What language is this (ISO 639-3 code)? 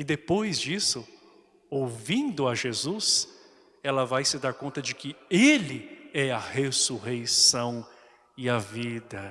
por